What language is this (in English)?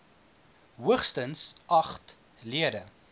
Afrikaans